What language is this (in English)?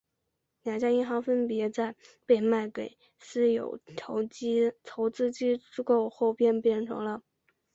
Chinese